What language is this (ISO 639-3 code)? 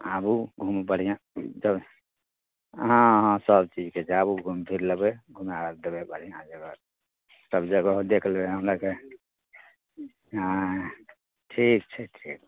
mai